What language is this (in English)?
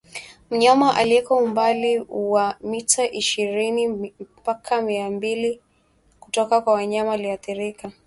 Swahili